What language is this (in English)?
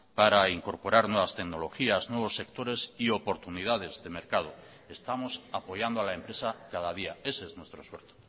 Spanish